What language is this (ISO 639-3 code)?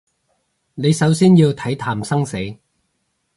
yue